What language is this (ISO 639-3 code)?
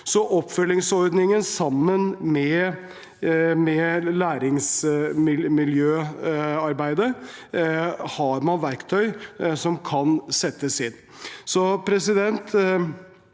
nor